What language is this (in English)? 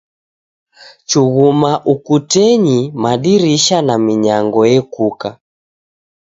Taita